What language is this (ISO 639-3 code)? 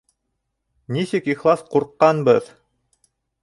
bak